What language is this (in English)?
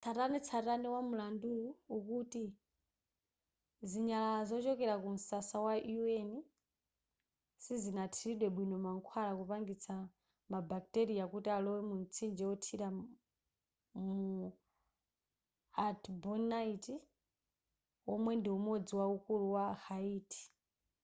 Nyanja